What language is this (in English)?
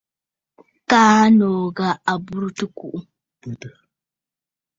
Bafut